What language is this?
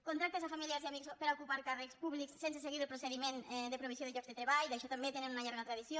Catalan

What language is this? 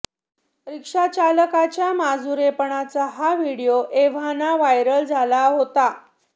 Marathi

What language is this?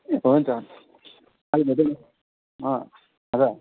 Nepali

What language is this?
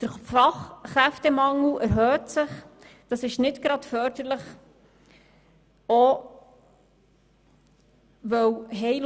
Swiss German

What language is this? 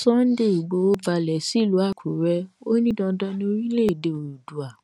Yoruba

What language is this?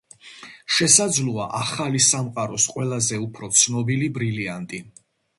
Georgian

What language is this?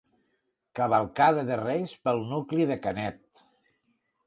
Catalan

